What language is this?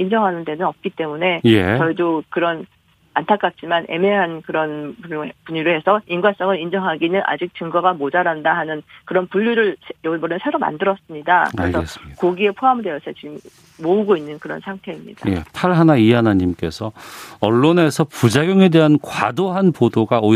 Korean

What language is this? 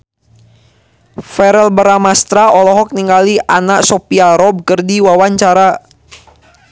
Sundanese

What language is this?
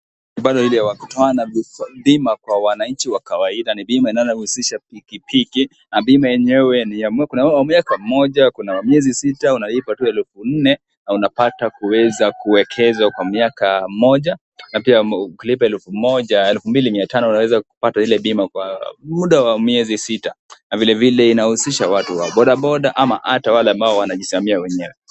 Swahili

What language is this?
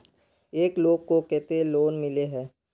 Magahi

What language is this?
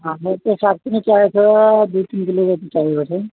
Nepali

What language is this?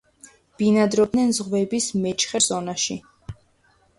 Georgian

